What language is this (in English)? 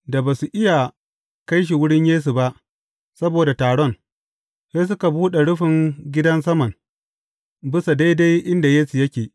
Hausa